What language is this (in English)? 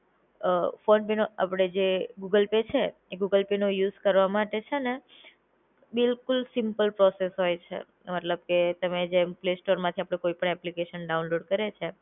Gujarati